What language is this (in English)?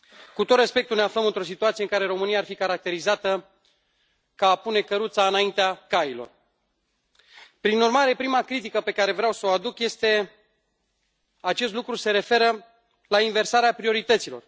Romanian